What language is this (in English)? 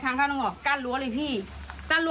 Thai